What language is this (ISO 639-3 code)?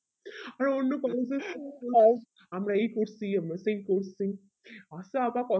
ben